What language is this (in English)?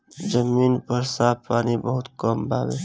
Bhojpuri